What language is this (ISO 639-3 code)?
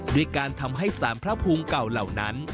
tha